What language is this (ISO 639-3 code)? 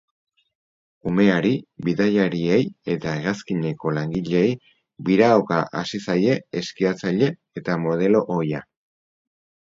eus